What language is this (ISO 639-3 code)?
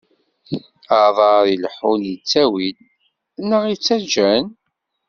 kab